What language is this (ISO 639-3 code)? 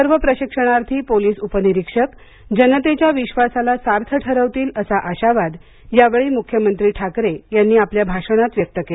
mar